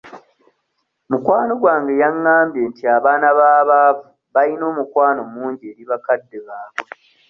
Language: Ganda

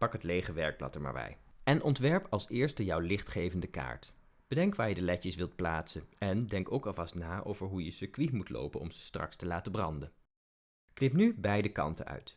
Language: Dutch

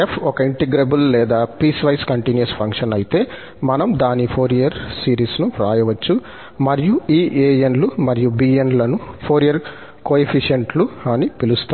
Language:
Telugu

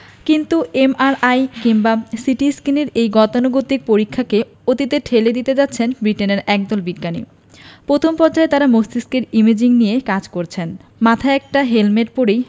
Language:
Bangla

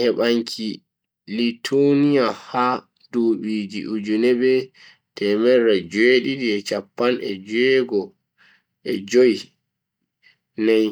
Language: Bagirmi Fulfulde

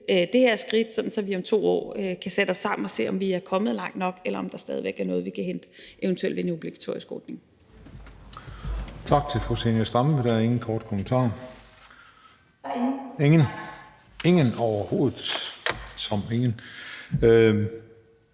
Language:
Danish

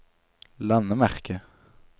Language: Norwegian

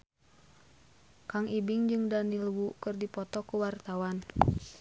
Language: Sundanese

